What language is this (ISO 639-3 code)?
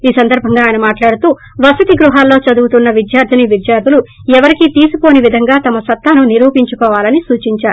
tel